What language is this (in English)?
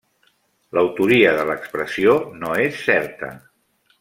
Catalan